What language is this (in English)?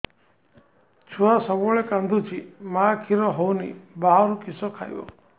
Odia